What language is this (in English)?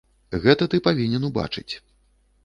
Belarusian